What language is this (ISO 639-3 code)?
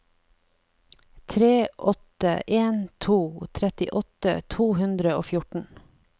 nor